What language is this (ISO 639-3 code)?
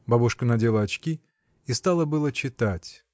rus